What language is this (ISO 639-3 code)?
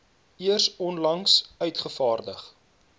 afr